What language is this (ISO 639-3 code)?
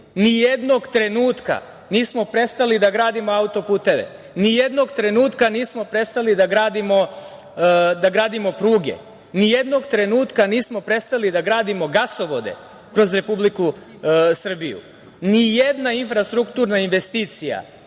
srp